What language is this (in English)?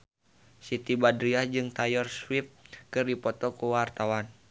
Sundanese